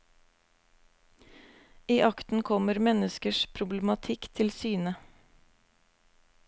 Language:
Norwegian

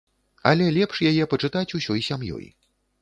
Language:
Belarusian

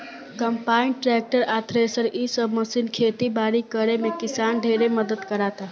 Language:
Bhojpuri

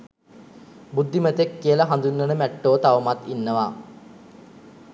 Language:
Sinhala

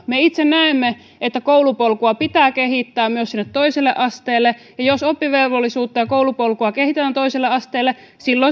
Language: Finnish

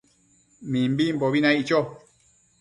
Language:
Matsés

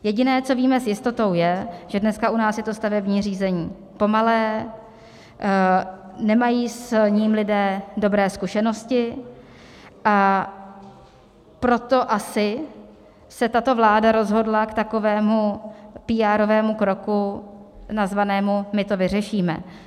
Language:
Czech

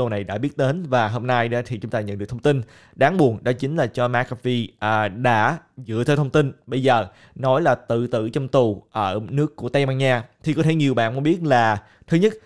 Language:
Vietnamese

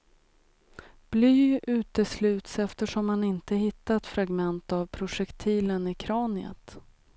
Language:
Swedish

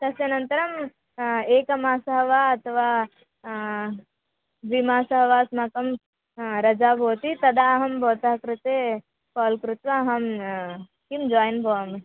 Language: Sanskrit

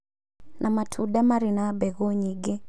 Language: Kikuyu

